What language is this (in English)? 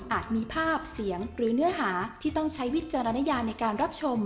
Thai